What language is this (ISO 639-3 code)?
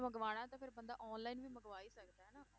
pan